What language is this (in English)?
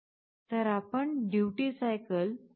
Marathi